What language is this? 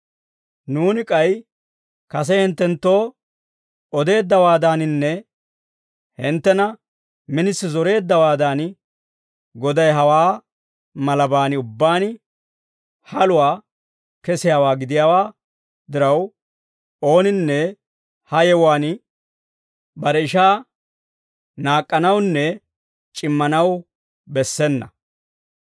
Dawro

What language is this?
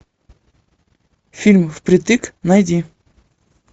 Russian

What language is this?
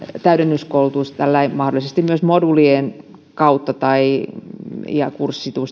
Finnish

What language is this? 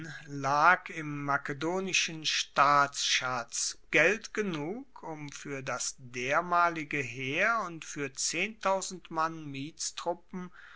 German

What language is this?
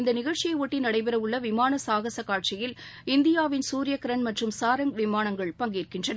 Tamil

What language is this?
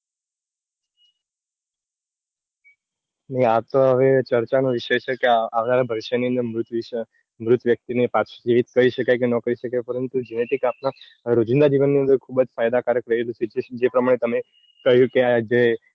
Gujarati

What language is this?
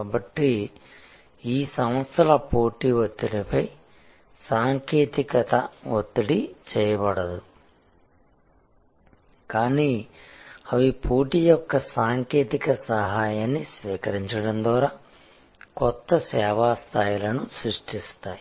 Telugu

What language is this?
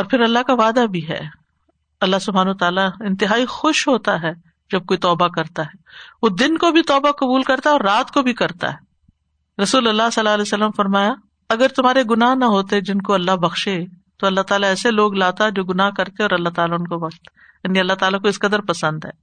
Urdu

